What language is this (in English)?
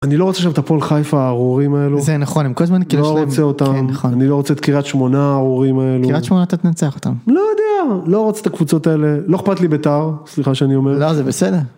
Hebrew